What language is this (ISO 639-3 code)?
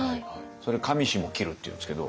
jpn